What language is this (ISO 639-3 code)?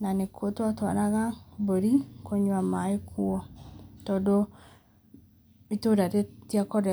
kik